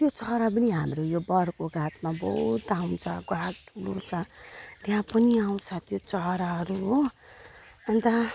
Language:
Nepali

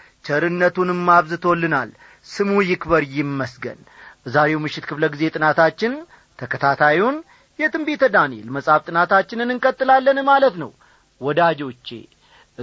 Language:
Amharic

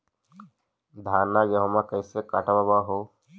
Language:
Magahi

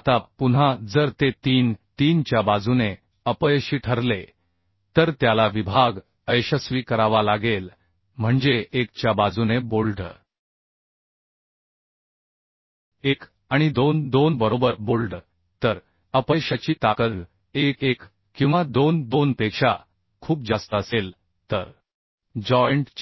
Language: Marathi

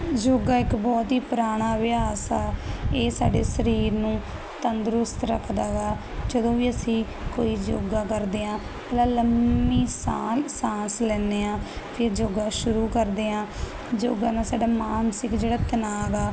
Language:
Punjabi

